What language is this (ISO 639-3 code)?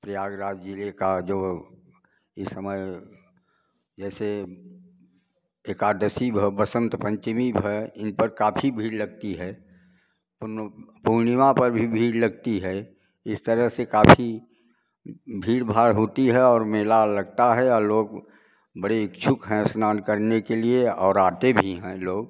hin